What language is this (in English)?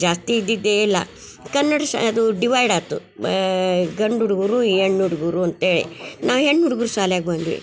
Kannada